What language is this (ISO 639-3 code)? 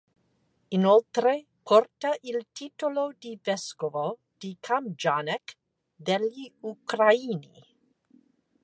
ita